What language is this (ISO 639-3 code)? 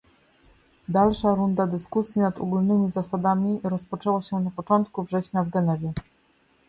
pol